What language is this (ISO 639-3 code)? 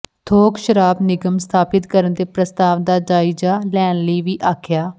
pan